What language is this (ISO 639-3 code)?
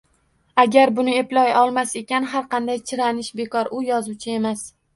uzb